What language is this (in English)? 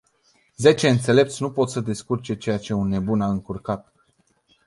Romanian